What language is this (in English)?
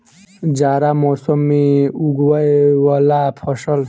Maithili